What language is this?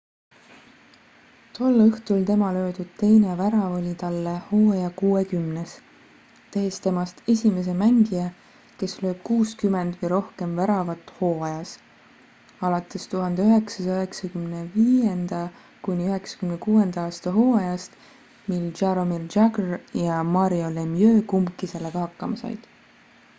Estonian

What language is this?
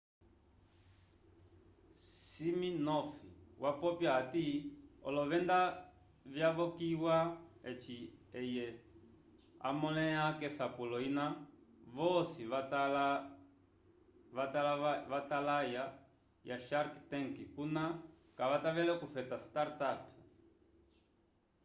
Umbundu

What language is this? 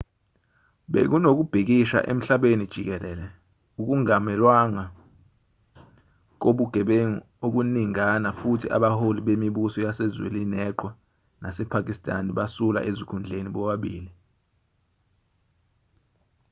Zulu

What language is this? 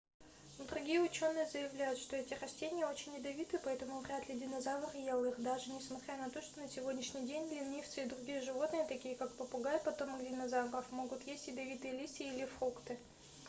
Russian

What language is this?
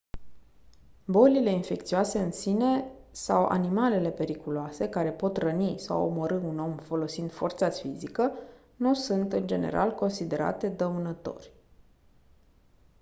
Romanian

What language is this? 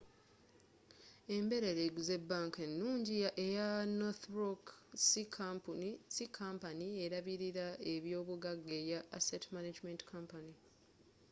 Ganda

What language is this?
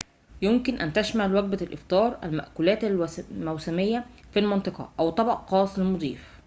Arabic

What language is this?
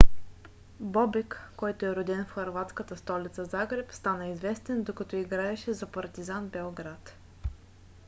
Bulgarian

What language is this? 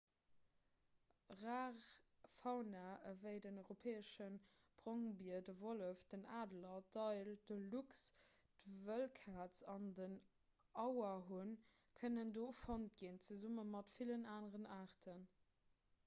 Luxembourgish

